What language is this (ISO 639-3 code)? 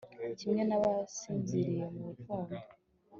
kin